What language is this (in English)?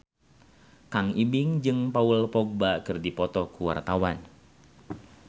Sundanese